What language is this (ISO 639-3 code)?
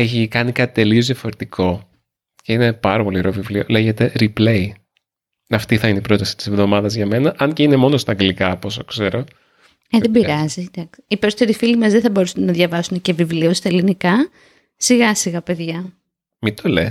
ell